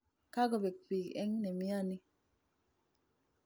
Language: Kalenjin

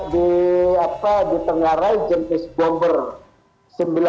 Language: Indonesian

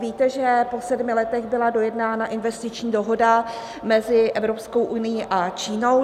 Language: Czech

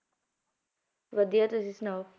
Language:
Punjabi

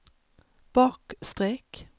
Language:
Swedish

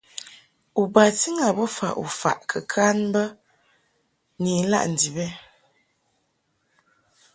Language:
Mungaka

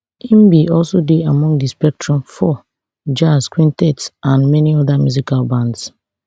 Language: Nigerian Pidgin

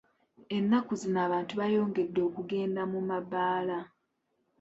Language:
Ganda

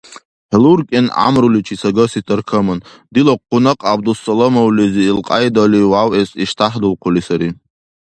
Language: Dargwa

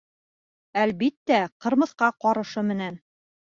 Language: Bashkir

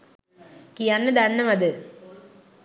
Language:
Sinhala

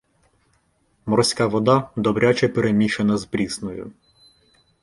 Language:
Ukrainian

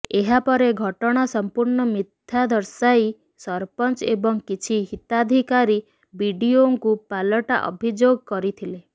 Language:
Odia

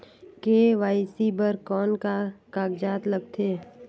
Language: Chhattisgarhi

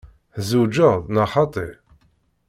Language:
Kabyle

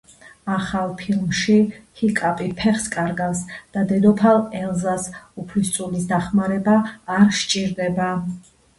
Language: Georgian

